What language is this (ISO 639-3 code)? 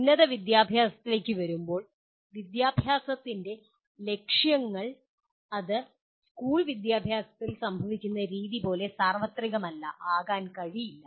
mal